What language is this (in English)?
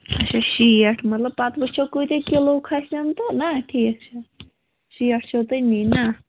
Kashmiri